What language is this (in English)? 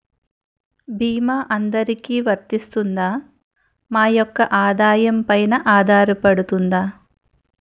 Telugu